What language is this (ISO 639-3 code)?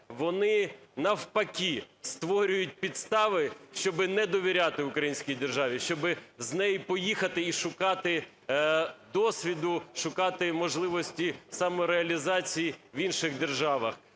ukr